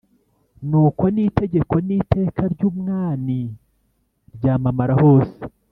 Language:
Kinyarwanda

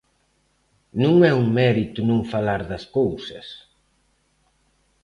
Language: Galician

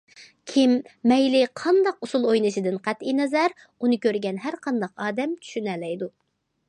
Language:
Uyghur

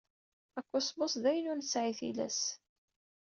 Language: Kabyle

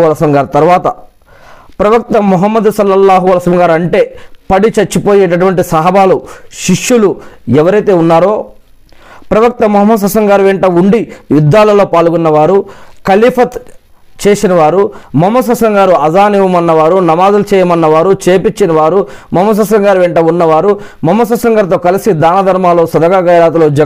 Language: Telugu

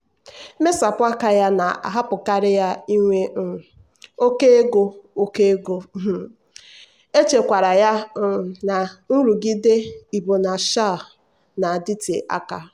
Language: Igbo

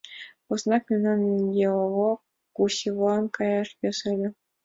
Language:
Mari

